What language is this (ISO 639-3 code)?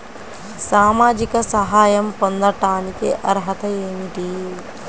tel